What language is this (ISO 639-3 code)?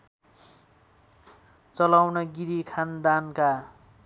nep